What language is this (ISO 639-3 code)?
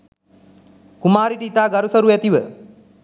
sin